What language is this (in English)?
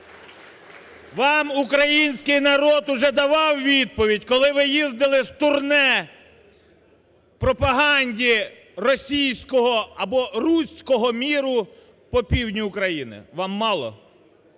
Ukrainian